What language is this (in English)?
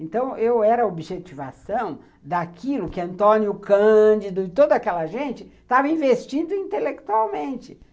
Portuguese